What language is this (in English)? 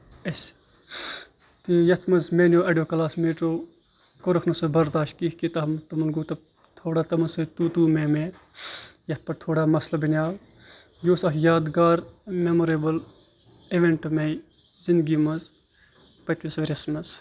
Kashmiri